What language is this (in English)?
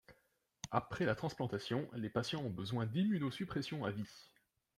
French